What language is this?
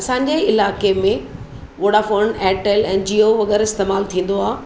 Sindhi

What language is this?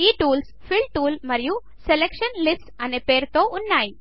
Telugu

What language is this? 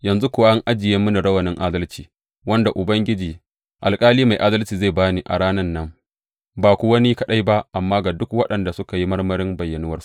Hausa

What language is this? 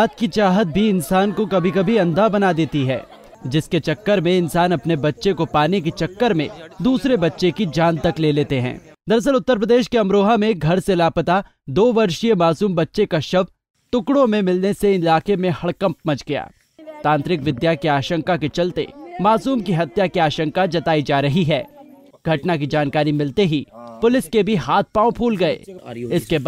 Hindi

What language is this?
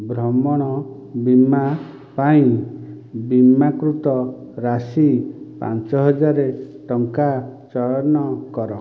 Odia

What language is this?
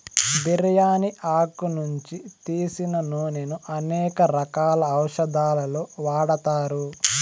Telugu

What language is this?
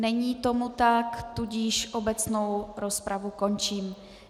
Czech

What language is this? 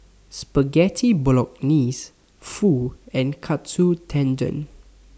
English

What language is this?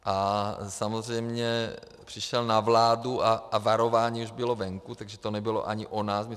Czech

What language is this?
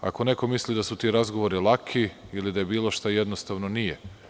Serbian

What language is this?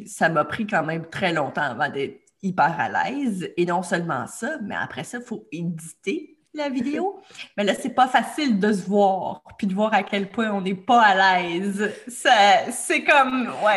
French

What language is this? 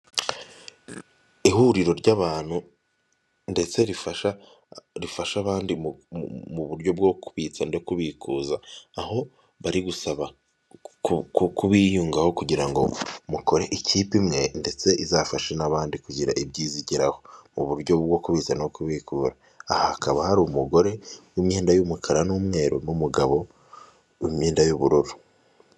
Kinyarwanda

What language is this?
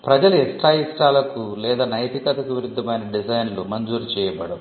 Telugu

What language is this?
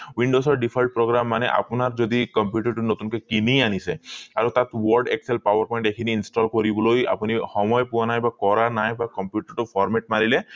Assamese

